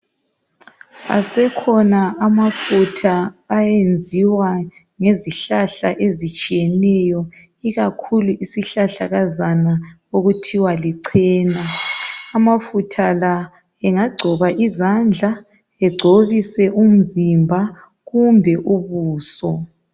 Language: North Ndebele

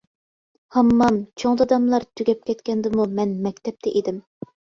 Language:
Uyghur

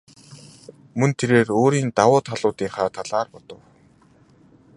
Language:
Mongolian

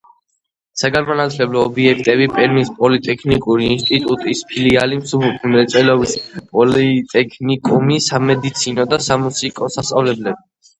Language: Georgian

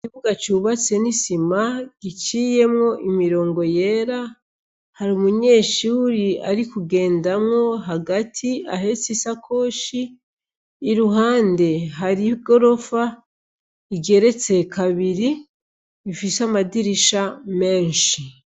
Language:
Rundi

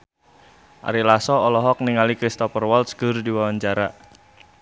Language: Sundanese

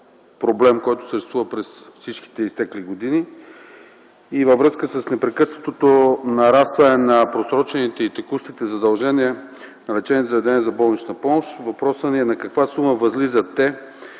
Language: Bulgarian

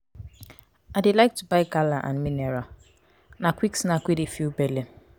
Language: Nigerian Pidgin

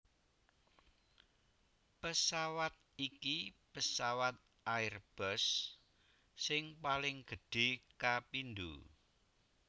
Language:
Javanese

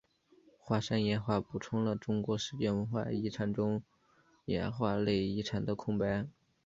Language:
Chinese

